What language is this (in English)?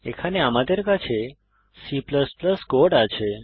Bangla